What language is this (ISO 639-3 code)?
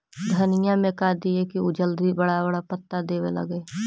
mag